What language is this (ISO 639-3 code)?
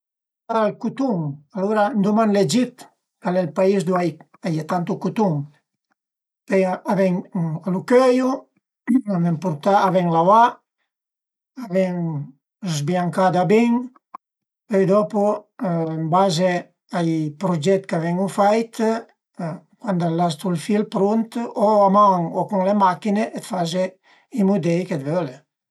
pms